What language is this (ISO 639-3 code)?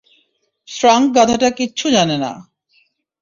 ben